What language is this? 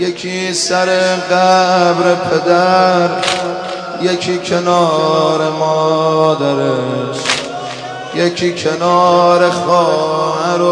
Persian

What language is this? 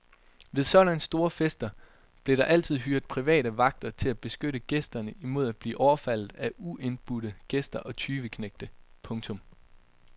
Danish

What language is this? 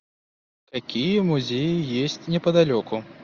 Russian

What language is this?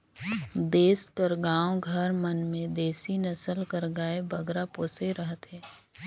Chhattisgarhi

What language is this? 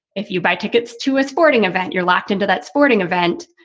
English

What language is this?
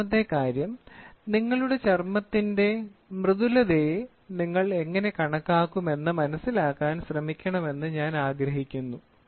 Malayalam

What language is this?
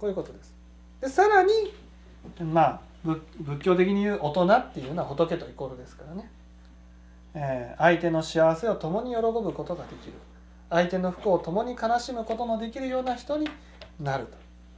Japanese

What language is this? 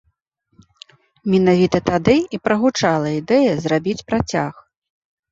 Belarusian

